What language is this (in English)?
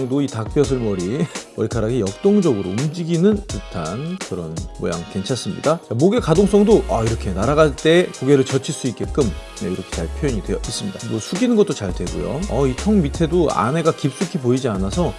Korean